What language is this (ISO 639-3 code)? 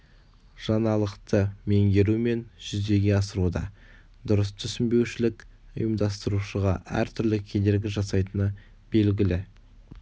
kaz